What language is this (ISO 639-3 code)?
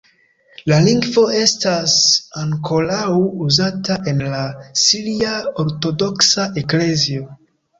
epo